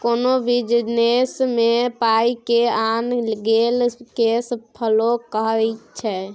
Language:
Maithili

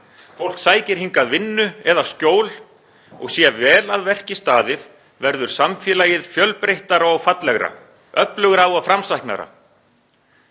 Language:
Icelandic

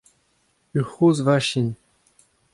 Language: Breton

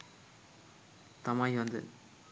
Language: Sinhala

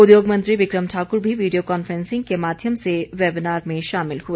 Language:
Hindi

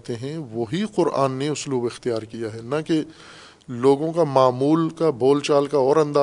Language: Urdu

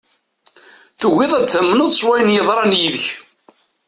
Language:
Kabyle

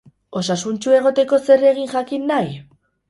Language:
Basque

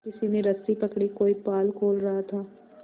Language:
Hindi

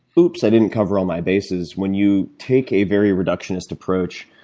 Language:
English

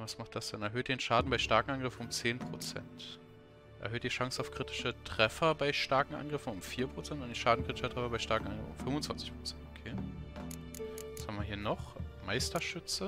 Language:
German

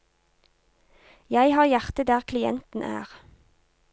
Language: Norwegian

